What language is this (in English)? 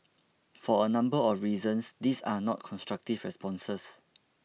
English